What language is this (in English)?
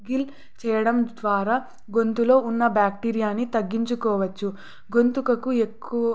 Telugu